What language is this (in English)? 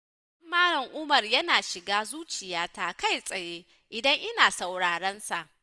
Hausa